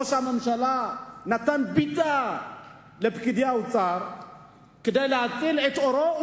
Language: Hebrew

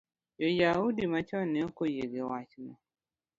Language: Luo (Kenya and Tanzania)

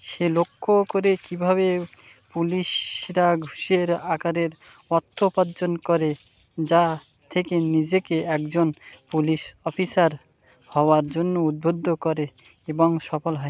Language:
Bangla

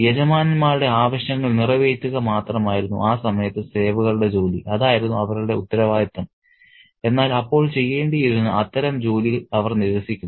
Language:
Malayalam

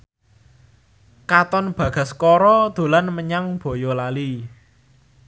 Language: Javanese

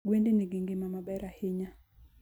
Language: Luo (Kenya and Tanzania)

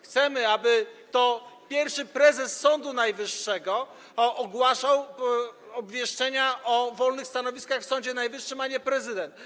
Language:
Polish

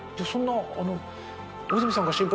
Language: Japanese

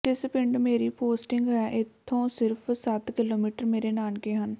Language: Punjabi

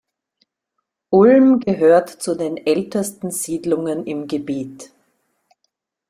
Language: German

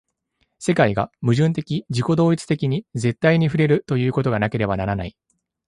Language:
Japanese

